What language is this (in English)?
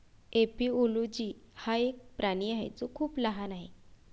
Marathi